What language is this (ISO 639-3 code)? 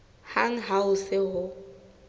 sot